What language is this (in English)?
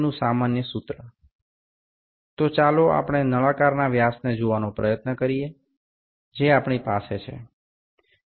Bangla